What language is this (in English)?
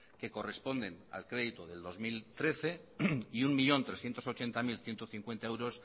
Spanish